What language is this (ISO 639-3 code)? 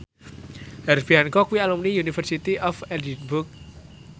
jav